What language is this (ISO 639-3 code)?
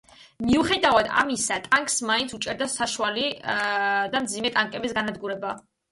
kat